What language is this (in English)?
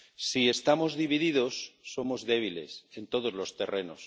Spanish